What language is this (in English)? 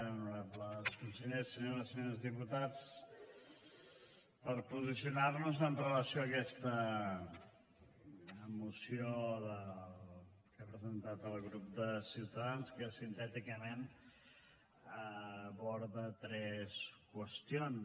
Catalan